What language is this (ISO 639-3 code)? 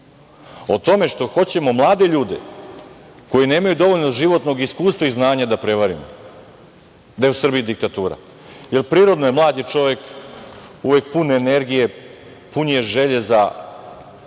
srp